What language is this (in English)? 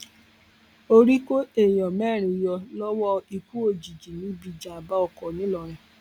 Yoruba